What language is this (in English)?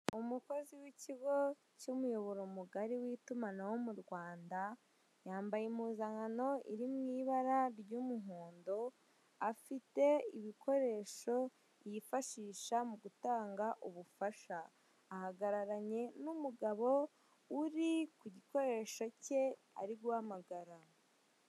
Kinyarwanda